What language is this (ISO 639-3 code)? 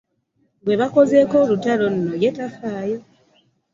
lug